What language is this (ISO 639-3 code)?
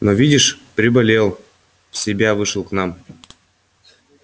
rus